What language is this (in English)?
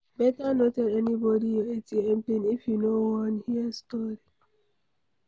Nigerian Pidgin